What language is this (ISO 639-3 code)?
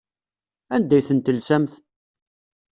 kab